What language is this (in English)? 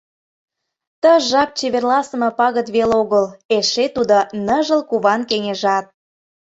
Mari